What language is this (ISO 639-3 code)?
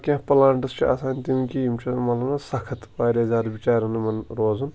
kas